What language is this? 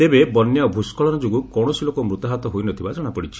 Odia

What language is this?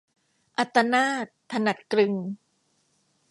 Thai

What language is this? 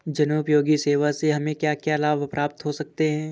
Hindi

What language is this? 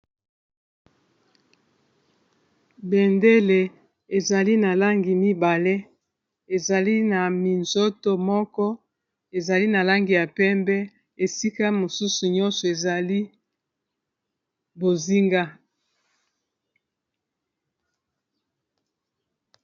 Lingala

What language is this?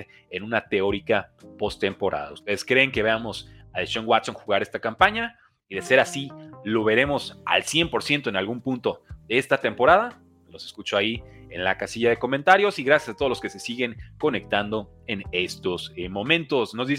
Spanish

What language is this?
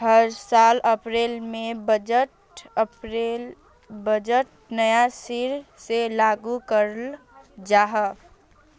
Magahi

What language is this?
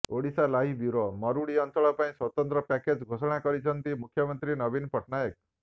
Odia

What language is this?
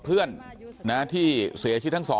Thai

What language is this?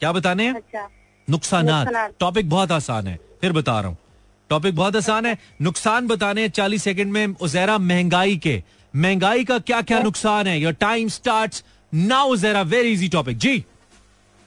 Hindi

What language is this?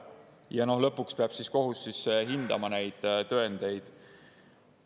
Estonian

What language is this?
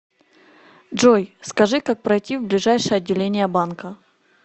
Russian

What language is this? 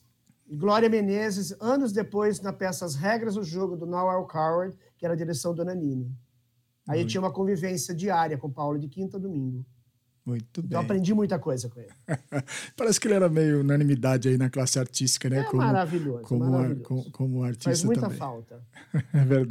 Portuguese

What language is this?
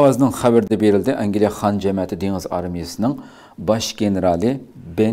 Turkish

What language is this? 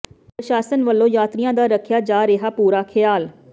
Punjabi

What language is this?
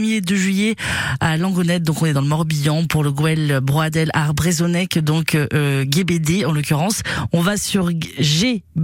French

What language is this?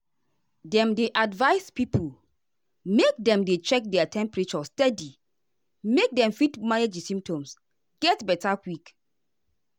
Nigerian Pidgin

